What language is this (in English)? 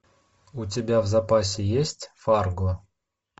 Russian